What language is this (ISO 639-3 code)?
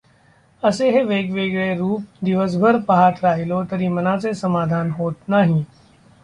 mar